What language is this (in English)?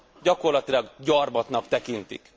Hungarian